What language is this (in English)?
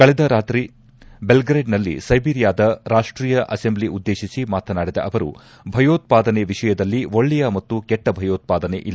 Kannada